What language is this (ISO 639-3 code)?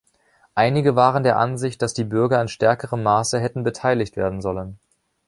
deu